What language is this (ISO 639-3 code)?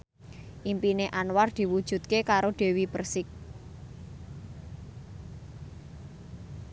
jav